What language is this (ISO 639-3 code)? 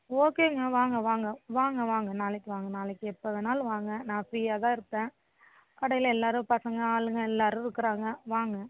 tam